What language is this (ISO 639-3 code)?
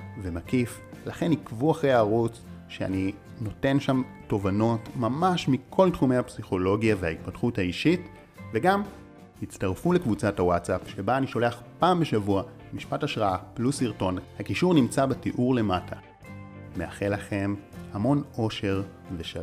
heb